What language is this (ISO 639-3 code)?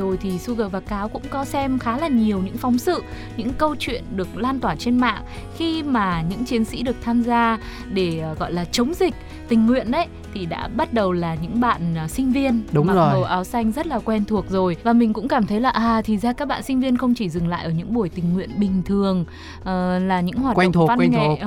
vie